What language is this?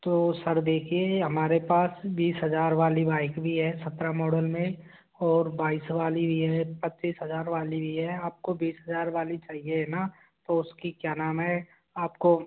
Hindi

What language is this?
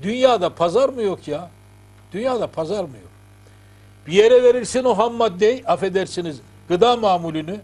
Turkish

